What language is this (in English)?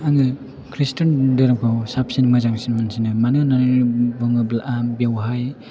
Bodo